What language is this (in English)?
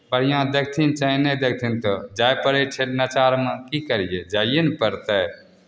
Maithili